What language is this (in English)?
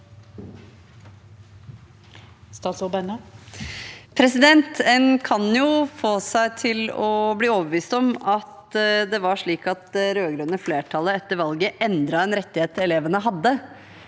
Norwegian